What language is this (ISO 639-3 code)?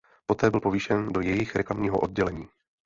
ces